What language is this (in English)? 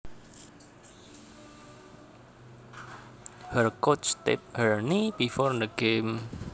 Javanese